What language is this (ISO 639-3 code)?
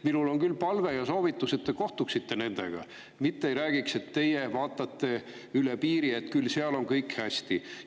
est